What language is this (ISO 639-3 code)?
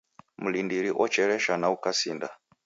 dav